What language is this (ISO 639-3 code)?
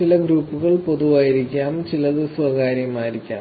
mal